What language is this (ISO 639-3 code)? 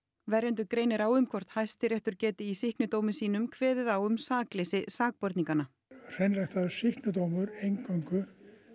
isl